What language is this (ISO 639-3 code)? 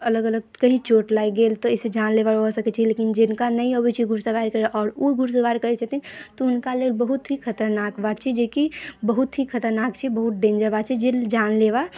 mai